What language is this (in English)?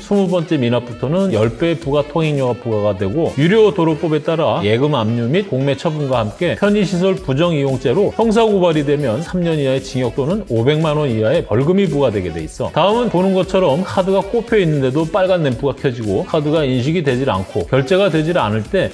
Korean